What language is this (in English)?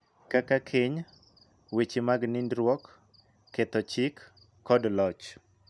Luo (Kenya and Tanzania)